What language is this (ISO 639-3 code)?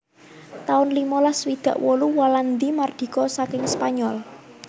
jav